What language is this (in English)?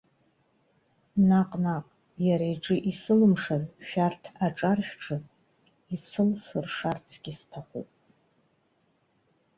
Abkhazian